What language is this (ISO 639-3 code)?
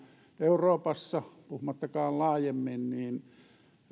fin